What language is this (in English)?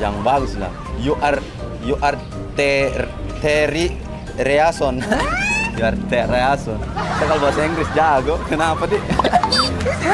Indonesian